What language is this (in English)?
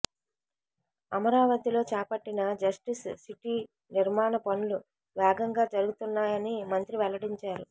Telugu